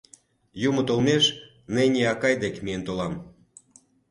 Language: Mari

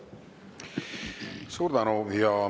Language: Estonian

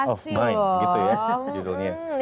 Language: Indonesian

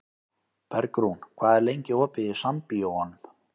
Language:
Icelandic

